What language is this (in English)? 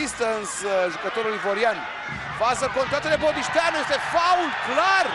Romanian